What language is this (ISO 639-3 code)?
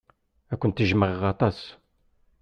kab